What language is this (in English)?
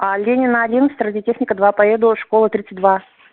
Russian